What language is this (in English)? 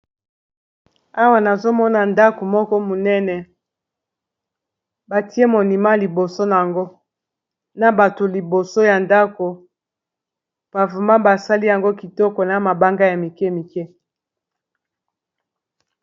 Lingala